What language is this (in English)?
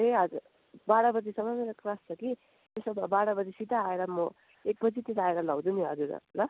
Nepali